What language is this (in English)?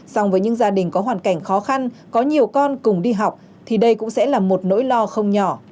Vietnamese